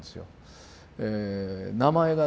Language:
Japanese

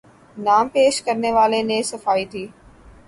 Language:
Urdu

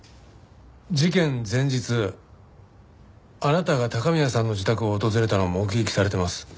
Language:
Japanese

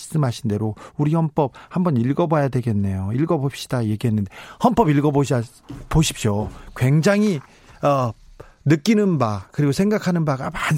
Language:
Korean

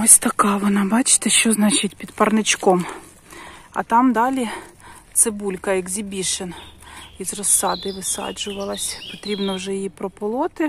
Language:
Ukrainian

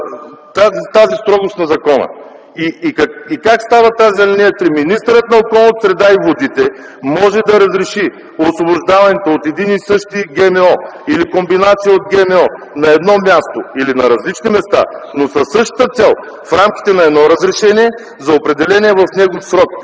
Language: Bulgarian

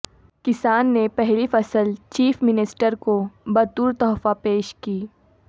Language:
Urdu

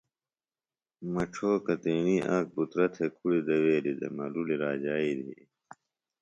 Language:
Phalura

